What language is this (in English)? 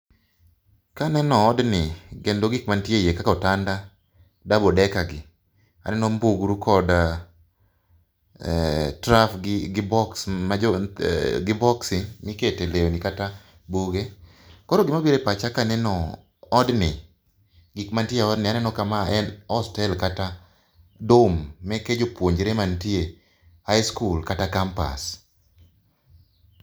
Luo (Kenya and Tanzania)